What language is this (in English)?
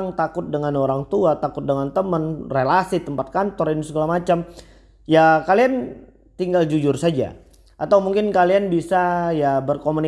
Indonesian